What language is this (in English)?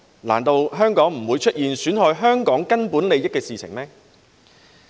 Cantonese